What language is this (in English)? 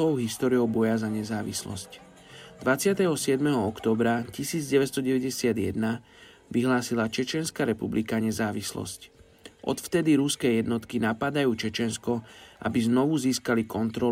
Slovak